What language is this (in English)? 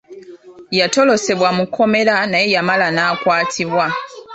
Ganda